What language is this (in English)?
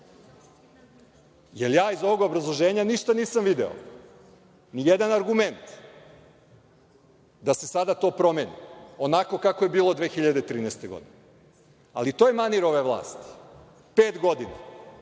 Serbian